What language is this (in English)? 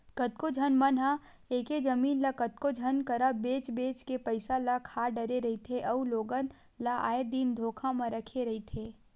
Chhattisgarhi